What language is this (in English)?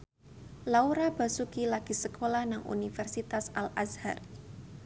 Javanese